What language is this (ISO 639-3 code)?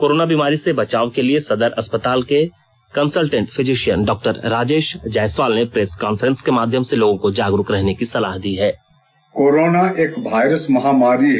hin